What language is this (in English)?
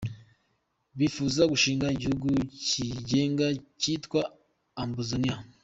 Kinyarwanda